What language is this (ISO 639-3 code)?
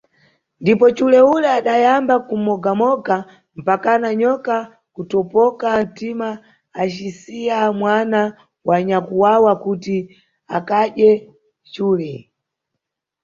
nyu